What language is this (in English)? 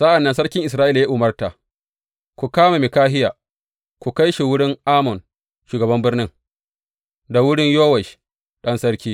Hausa